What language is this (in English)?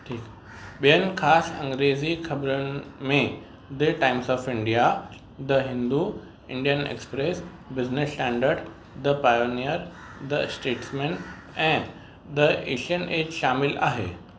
Sindhi